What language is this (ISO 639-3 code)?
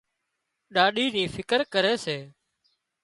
kxp